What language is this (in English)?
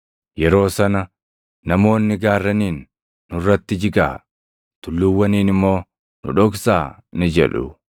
Oromo